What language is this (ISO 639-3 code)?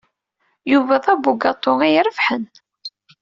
kab